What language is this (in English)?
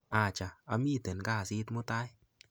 Kalenjin